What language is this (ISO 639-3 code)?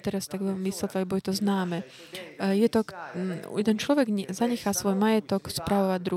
slk